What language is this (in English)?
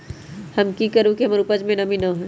Magahi